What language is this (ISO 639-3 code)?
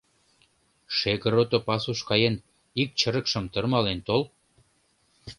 chm